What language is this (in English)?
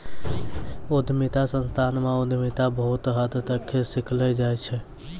Maithili